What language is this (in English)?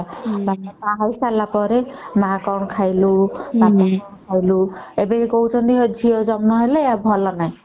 Odia